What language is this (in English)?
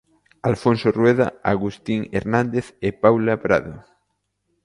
Galician